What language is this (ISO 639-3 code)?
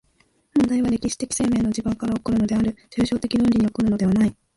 jpn